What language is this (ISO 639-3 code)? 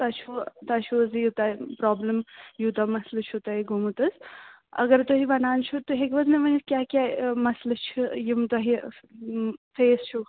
kas